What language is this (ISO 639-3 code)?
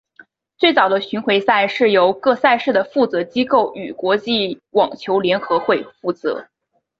zho